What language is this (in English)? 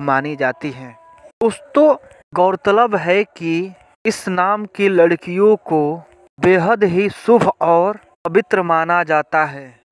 Hindi